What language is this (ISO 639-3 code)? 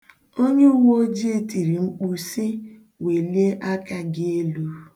ibo